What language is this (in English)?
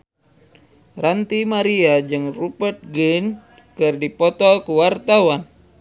Sundanese